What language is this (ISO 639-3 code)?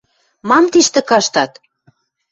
mrj